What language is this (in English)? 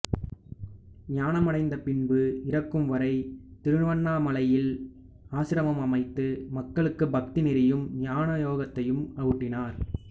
Tamil